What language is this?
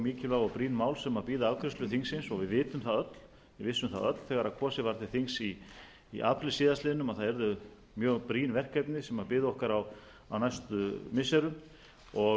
Icelandic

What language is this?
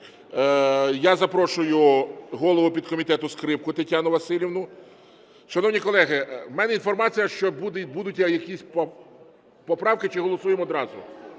Ukrainian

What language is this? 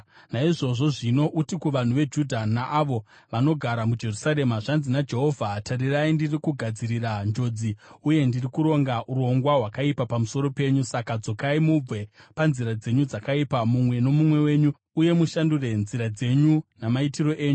Shona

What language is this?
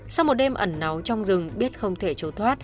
Vietnamese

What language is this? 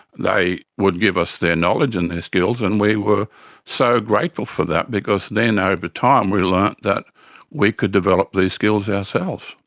English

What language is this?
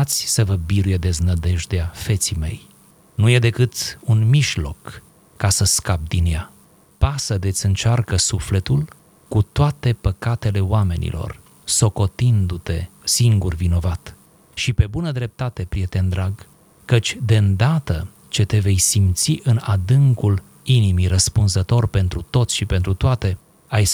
Romanian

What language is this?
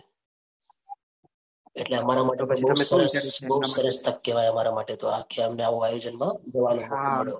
Gujarati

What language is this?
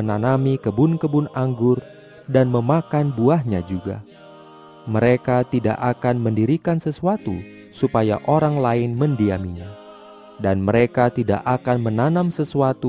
Indonesian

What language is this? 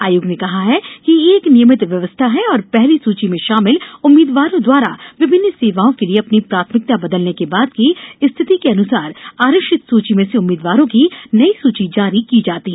Hindi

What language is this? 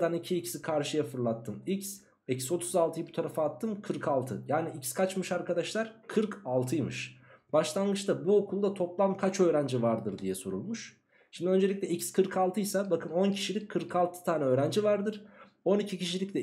Turkish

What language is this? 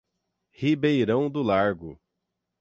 Portuguese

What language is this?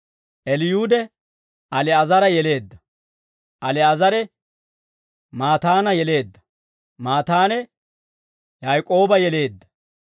Dawro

